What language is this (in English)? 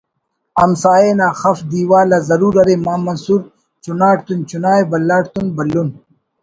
Brahui